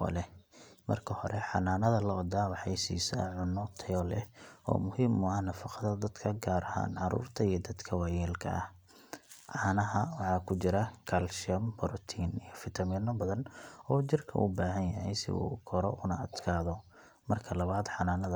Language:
Somali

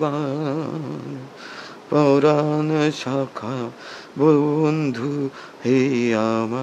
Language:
Bangla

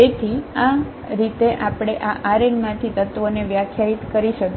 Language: Gujarati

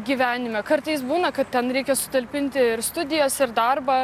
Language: Lithuanian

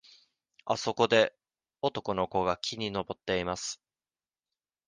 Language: Japanese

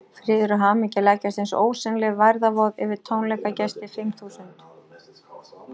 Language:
Icelandic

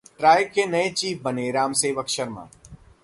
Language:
Hindi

